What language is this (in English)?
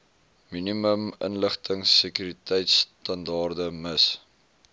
Afrikaans